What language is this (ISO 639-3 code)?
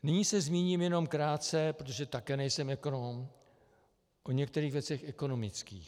ces